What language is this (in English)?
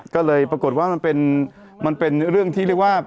Thai